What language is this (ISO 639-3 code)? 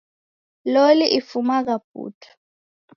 dav